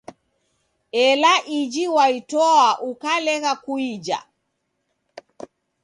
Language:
Taita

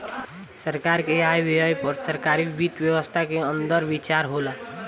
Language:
Bhojpuri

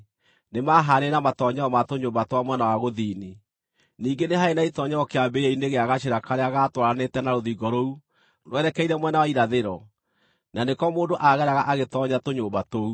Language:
Kikuyu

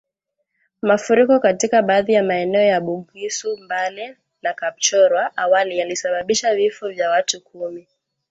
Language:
Swahili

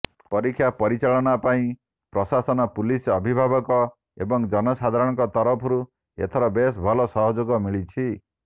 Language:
Odia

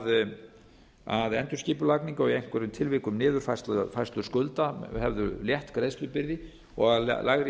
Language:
Icelandic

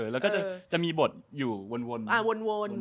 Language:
Thai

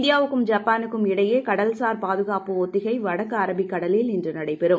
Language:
Tamil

